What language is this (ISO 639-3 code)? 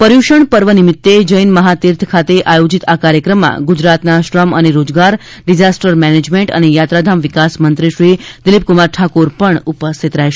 guj